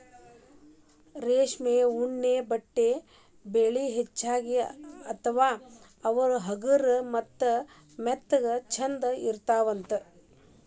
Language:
Kannada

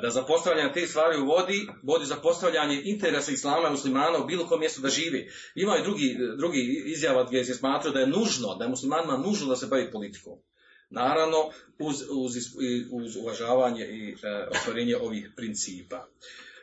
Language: Croatian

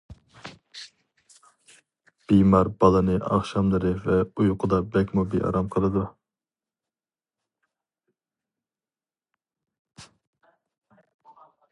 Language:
Uyghur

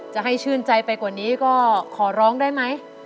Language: Thai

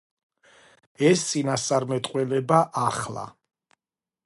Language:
Georgian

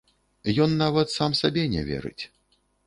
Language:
Belarusian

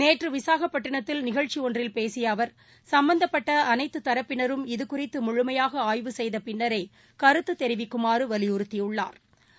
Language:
Tamil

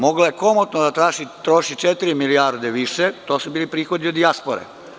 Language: Serbian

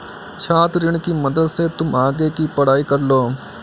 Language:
Hindi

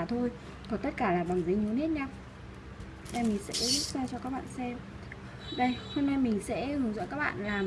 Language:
Vietnamese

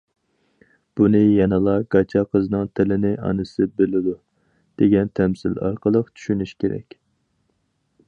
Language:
Uyghur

